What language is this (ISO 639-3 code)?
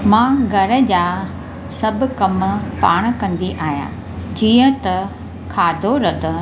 snd